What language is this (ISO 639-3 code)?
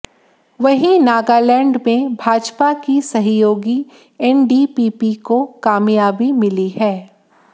hin